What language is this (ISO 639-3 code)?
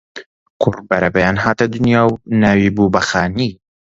ckb